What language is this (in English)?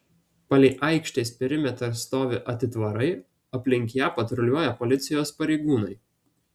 Lithuanian